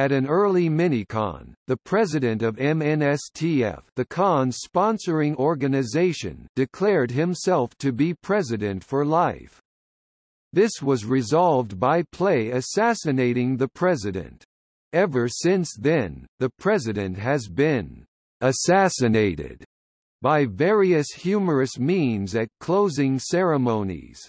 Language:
English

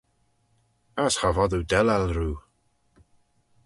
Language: Manx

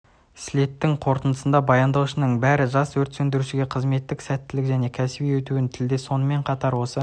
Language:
Kazakh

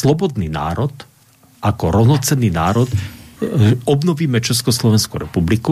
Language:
Slovak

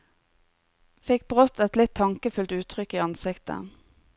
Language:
Norwegian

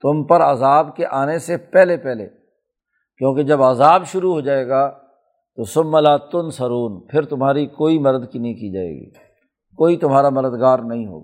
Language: Urdu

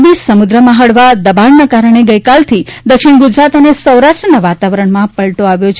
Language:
Gujarati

